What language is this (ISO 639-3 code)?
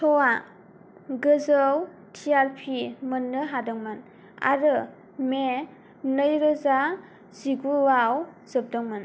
brx